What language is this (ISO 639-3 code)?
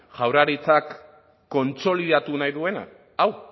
eus